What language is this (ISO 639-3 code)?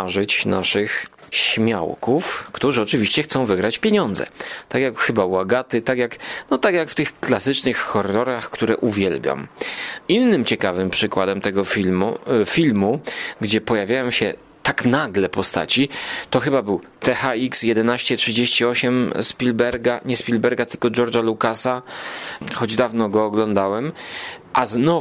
pol